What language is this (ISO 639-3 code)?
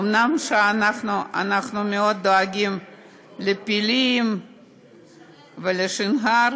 heb